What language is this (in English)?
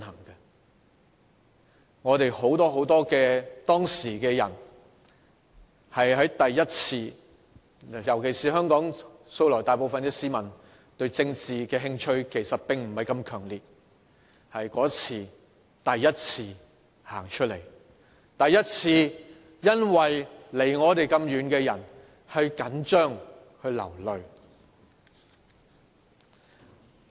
Cantonese